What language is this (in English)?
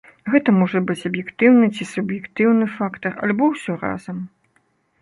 Belarusian